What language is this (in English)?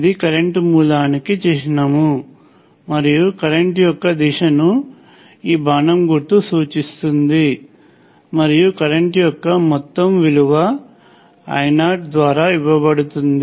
Telugu